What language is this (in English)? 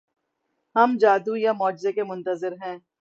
Urdu